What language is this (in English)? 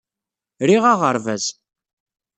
Kabyle